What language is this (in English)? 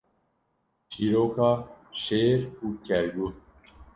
Kurdish